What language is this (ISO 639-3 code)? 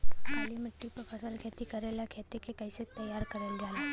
bho